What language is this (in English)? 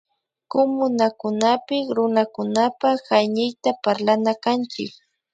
Imbabura Highland Quichua